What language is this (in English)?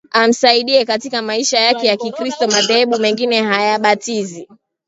Swahili